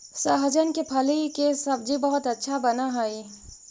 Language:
Magahi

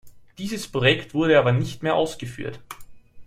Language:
German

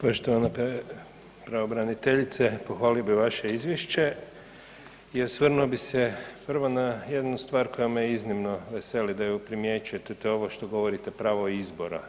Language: Croatian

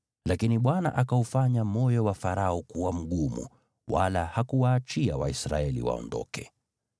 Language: Swahili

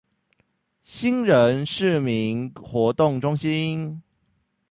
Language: Chinese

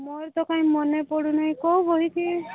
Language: Odia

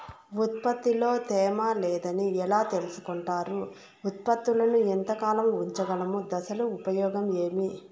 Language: Telugu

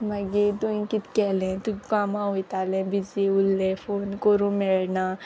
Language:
Konkani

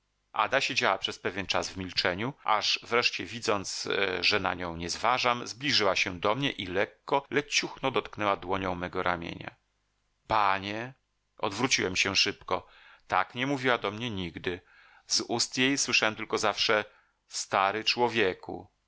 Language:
Polish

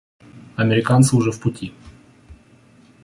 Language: Russian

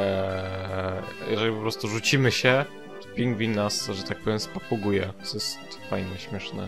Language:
Polish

